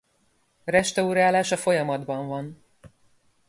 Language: Hungarian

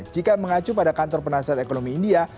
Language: Indonesian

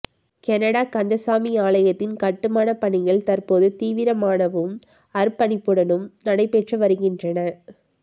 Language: Tamil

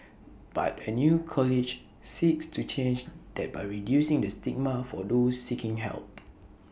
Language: English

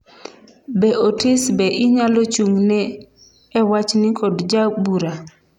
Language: Luo (Kenya and Tanzania)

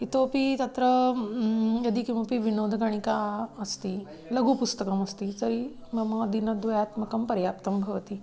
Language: Sanskrit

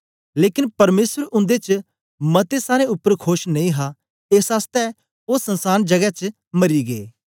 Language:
Dogri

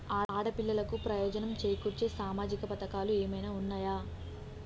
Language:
Telugu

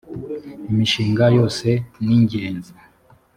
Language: Kinyarwanda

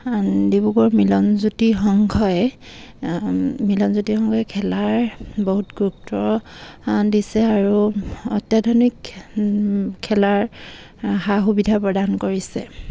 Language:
Assamese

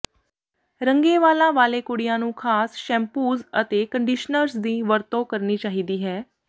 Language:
Punjabi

